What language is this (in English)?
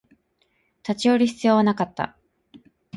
Japanese